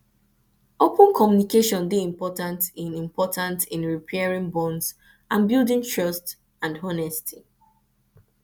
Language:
Nigerian Pidgin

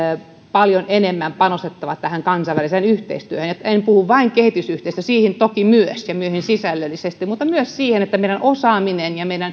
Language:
Finnish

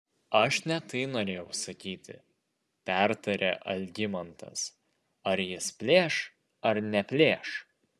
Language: Lithuanian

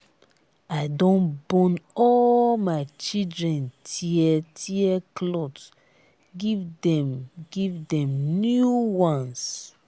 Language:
Nigerian Pidgin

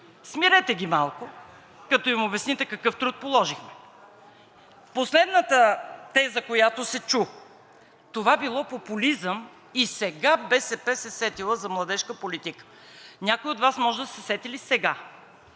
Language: Bulgarian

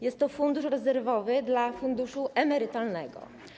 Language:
Polish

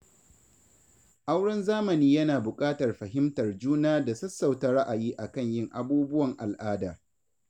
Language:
Hausa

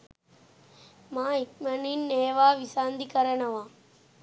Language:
Sinhala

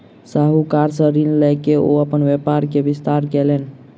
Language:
Maithili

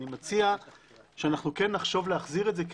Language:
Hebrew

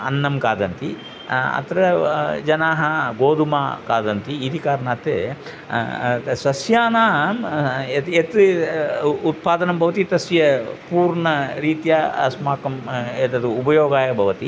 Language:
Sanskrit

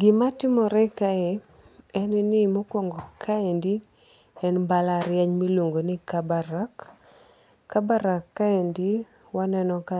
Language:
Luo (Kenya and Tanzania)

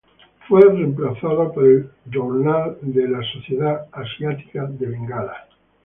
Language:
Spanish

